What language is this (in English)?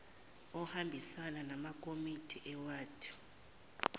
Zulu